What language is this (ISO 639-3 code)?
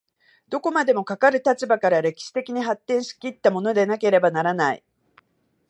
jpn